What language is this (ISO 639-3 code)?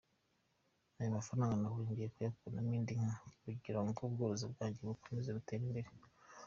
kin